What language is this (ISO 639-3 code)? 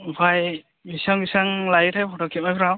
brx